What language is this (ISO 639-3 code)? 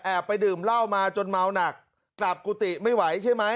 tha